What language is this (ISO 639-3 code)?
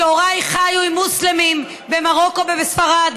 heb